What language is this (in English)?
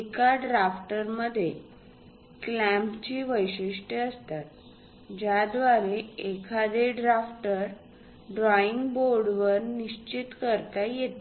Marathi